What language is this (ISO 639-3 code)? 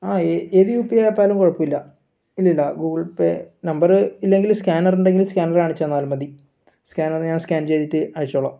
mal